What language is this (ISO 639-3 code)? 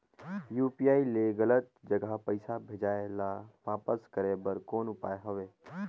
hne